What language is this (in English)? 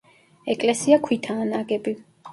Georgian